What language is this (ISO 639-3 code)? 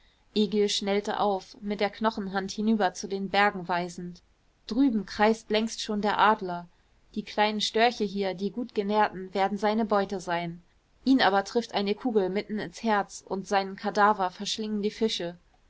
deu